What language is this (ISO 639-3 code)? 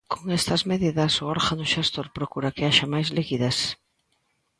glg